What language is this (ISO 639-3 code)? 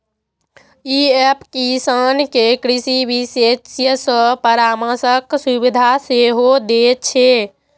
mai